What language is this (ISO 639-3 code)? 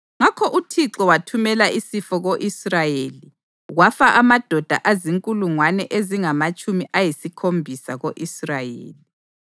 nde